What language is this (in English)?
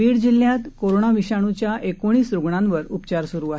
Marathi